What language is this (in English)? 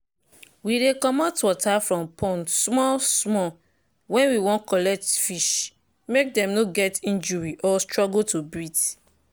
Nigerian Pidgin